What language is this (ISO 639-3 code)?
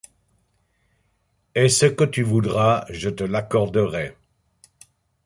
fra